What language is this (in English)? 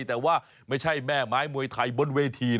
Thai